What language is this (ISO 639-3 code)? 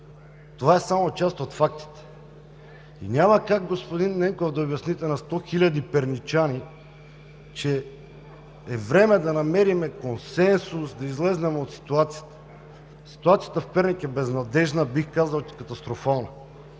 bul